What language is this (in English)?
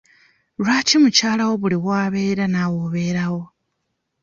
Ganda